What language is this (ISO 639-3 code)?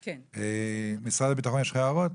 heb